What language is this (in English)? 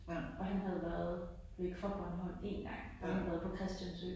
Danish